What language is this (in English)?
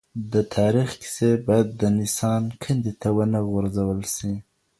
Pashto